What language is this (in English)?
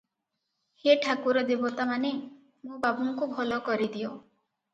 Odia